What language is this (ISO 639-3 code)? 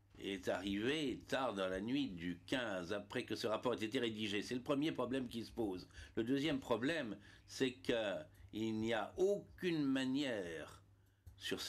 fra